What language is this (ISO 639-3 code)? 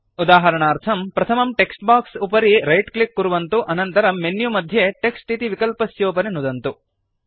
san